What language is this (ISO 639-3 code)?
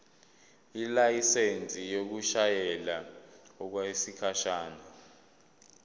zul